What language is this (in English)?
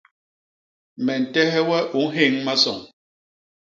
Basaa